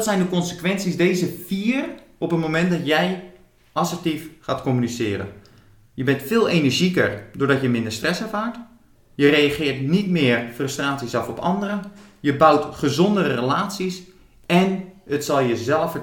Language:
Dutch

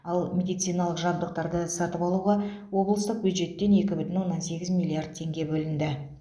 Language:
Kazakh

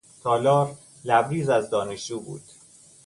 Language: Persian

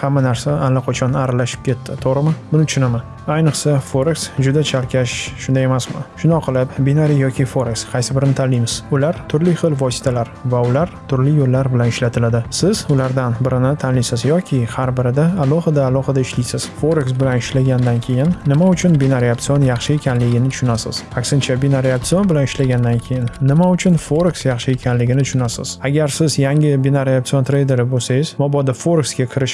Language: Uzbek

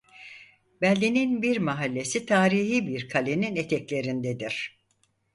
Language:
Turkish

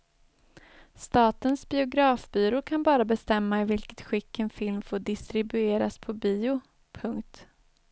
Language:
Swedish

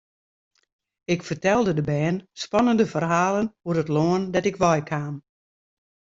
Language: Western Frisian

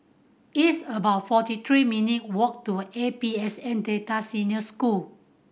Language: English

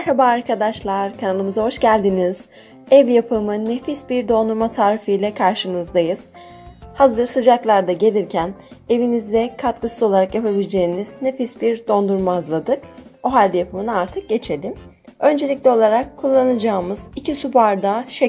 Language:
Turkish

